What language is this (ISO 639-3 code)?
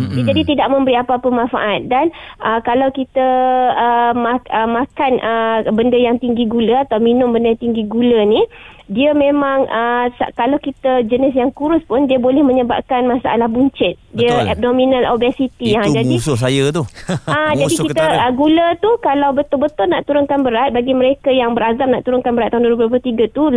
msa